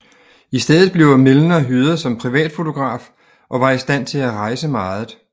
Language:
Danish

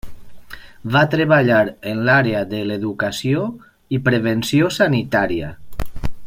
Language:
Catalan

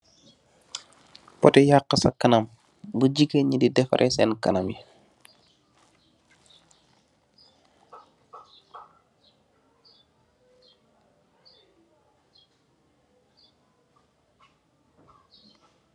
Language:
Wolof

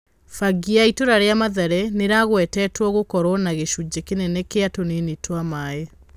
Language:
Kikuyu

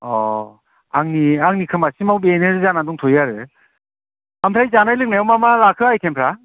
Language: Bodo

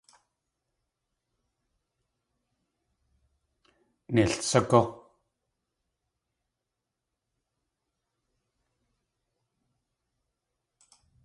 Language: Tlingit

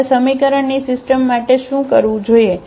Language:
Gujarati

